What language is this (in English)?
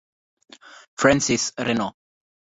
Italian